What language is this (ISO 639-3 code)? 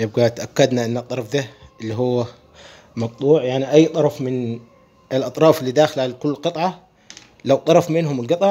ara